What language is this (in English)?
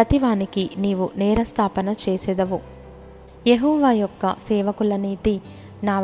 Telugu